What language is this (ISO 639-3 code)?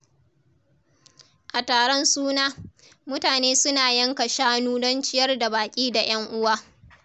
hau